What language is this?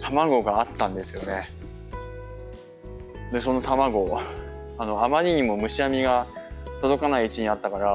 Japanese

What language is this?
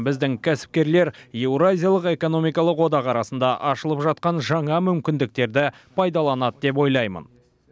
Kazakh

